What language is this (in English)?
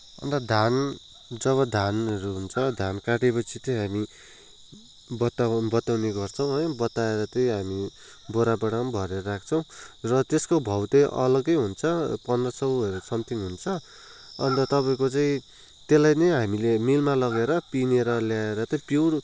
Nepali